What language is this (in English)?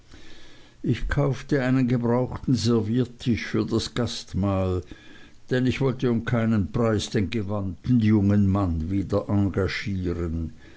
German